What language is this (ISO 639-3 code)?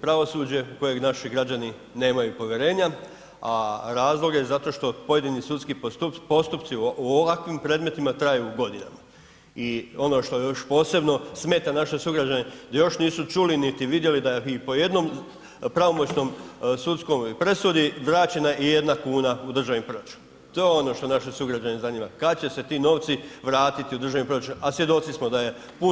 hrv